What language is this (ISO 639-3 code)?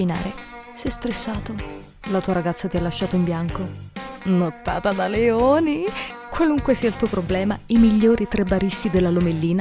ita